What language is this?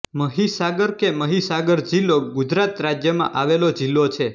Gujarati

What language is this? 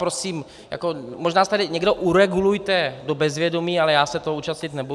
Czech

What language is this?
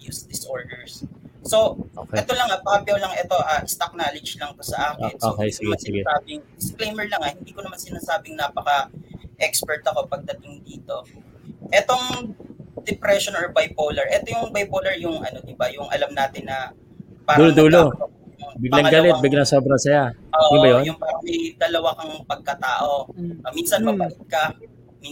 Filipino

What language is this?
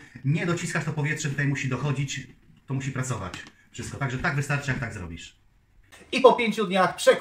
Polish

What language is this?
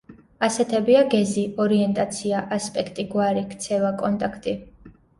Georgian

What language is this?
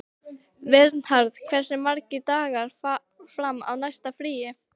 Icelandic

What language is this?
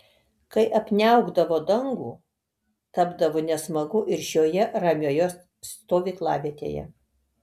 Lithuanian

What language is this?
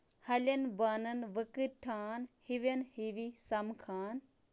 Kashmiri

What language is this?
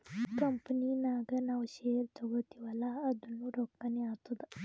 Kannada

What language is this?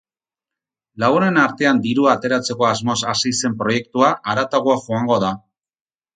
Basque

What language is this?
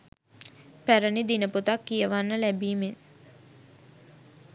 Sinhala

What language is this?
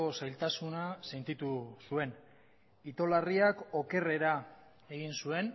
Basque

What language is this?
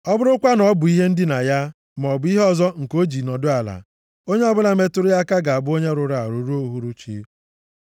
Igbo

